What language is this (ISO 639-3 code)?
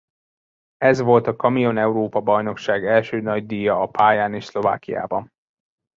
hun